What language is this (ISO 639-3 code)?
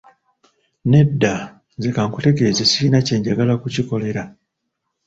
lug